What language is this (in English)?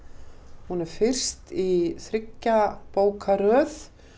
Icelandic